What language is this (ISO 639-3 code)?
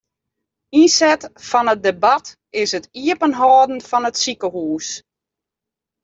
fry